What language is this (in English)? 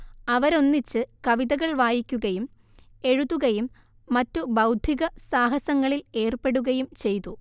Malayalam